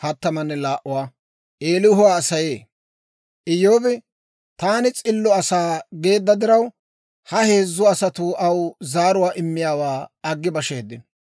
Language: Dawro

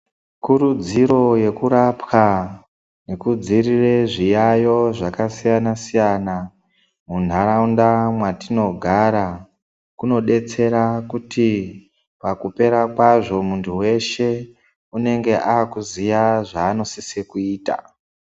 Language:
Ndau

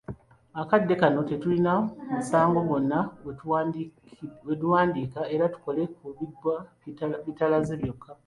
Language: Ganda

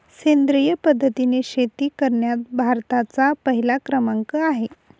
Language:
Marathi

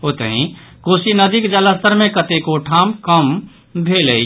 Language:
Maithili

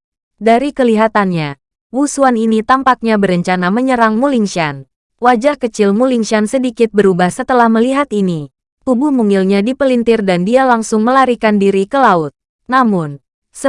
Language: Indonesian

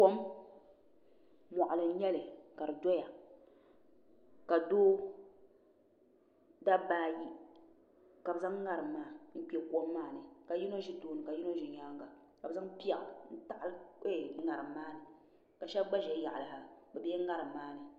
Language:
Dagbani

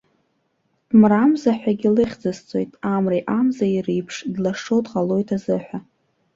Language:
Abkhazian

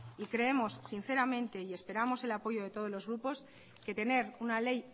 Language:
Spanish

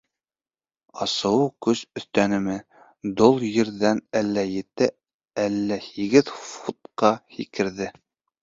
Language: Bashkir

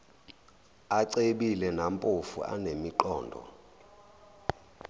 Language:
Zulu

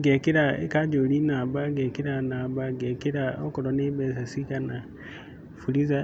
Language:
Kikuyu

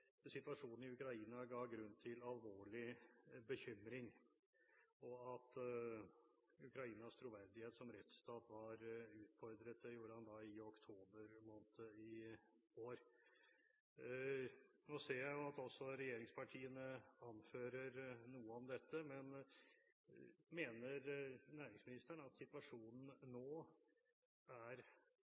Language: Norwegian Bokmål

